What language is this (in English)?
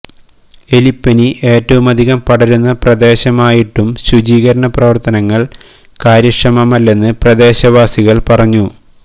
Malayalam